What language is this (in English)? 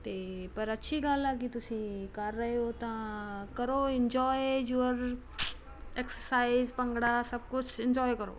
Punjabi